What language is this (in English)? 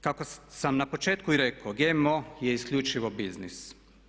Croatian